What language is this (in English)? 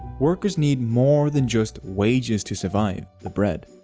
English